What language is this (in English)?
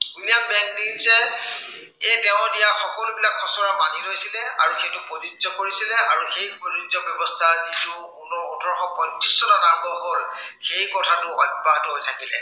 Assamese